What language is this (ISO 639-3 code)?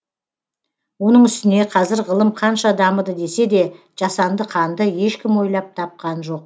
kaz